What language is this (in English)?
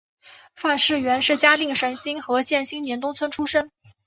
Chinese